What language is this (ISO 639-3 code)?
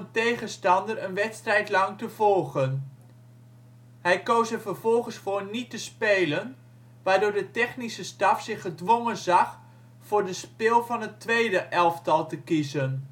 nld